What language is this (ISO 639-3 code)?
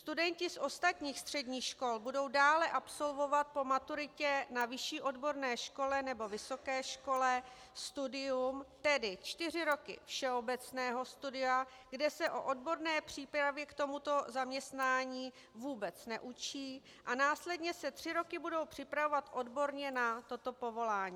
ces